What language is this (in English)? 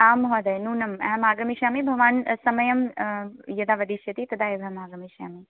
Sanskrit